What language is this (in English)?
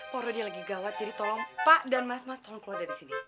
Indonesian